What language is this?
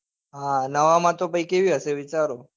Gujarati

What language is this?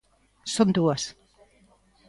Galician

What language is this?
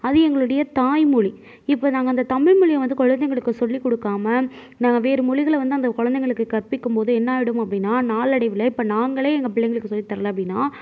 Tamil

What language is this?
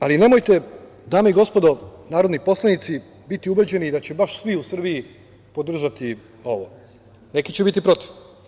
Serbian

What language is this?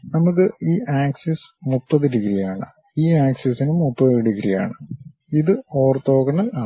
Malayalam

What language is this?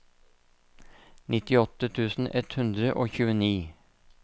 Norwegian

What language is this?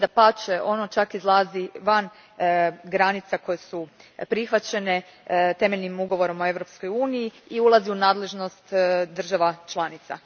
Croatian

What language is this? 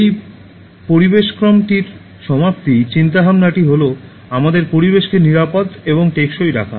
Bangla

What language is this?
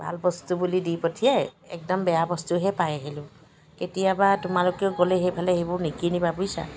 Assamese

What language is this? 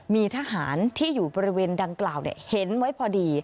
Thai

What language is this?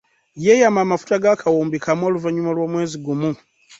Ganda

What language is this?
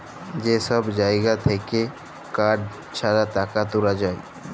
Bangla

